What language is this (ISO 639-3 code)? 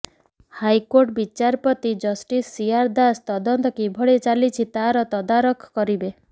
ori